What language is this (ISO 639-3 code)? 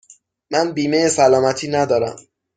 fas